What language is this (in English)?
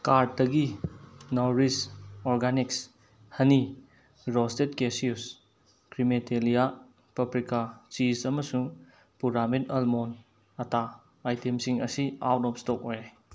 Manipuri